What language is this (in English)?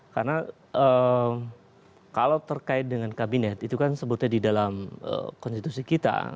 Indonesian